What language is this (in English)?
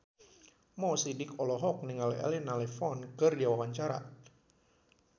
Sundanese